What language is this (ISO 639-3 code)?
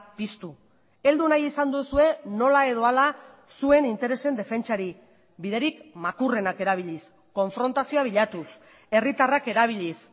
eus